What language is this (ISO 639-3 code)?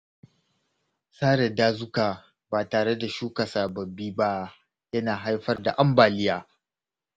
hau